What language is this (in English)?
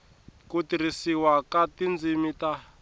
Tsonga